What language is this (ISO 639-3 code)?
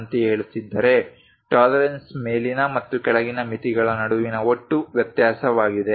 kan